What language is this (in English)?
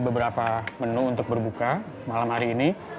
Indonesian